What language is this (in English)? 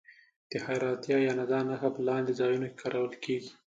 Pashto